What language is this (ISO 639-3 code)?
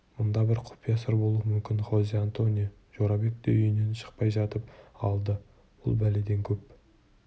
kaz